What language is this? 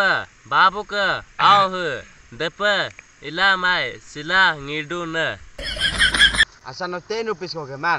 Thai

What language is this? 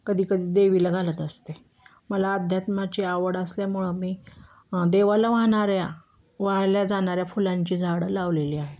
Marathi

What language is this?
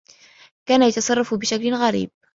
Arabic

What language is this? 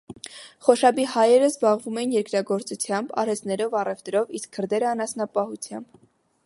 Armenian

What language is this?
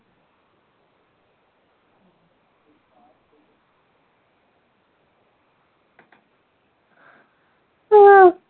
Malayalam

